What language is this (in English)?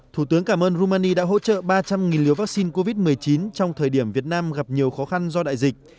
Vietnamese